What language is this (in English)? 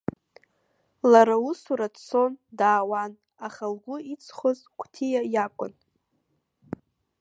Abkhazian